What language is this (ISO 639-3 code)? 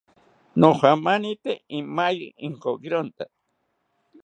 cpy